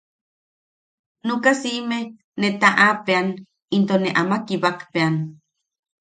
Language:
Yaqui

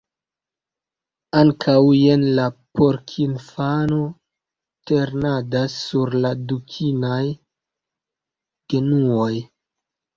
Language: Esperanto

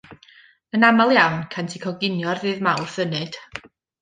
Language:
Welsh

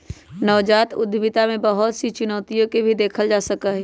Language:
Magahi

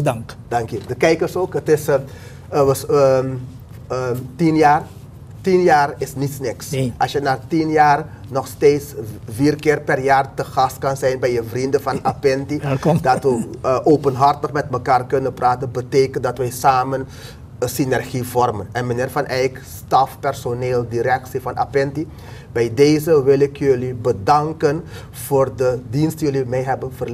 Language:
Dutch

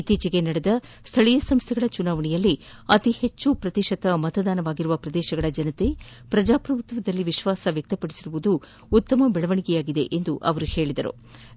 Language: Kannada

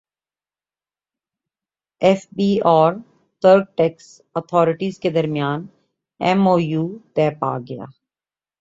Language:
Urdu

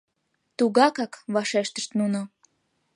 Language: Mari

